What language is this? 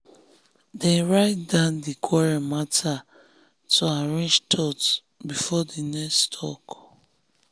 Nigerian Pidgin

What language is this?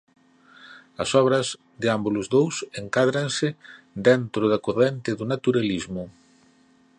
Galician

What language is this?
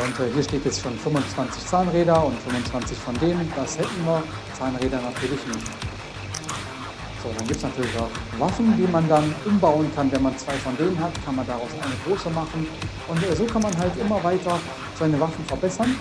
German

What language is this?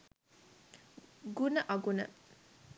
Sinhala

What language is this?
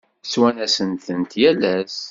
Kabyle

